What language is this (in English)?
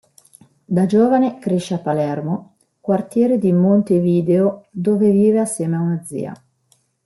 Italian